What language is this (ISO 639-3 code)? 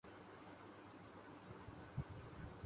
urd